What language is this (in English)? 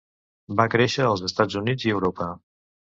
Catalan